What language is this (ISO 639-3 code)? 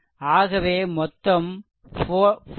tam